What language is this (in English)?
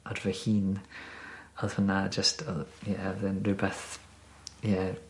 Welsh